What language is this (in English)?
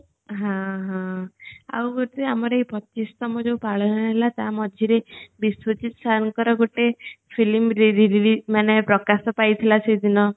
Odia